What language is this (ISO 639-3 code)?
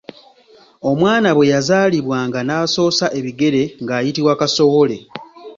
lug